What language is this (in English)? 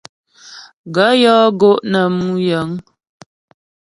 Ghomala